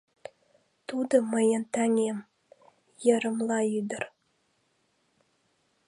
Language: Mari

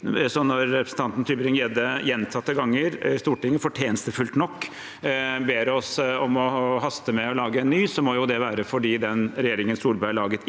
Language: Norwegian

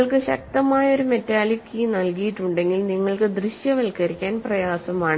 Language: Malayalam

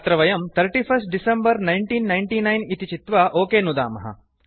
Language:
Sanskrit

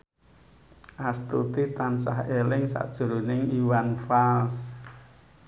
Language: Javanese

